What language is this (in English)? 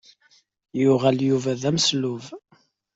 Kabyle